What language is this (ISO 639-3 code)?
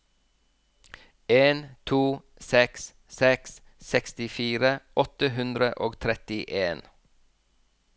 nor